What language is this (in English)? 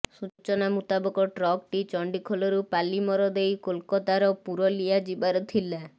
Odia